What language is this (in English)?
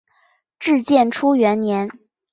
Chinese